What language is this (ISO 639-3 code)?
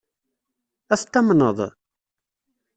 kab